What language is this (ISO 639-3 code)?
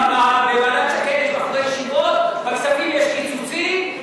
heb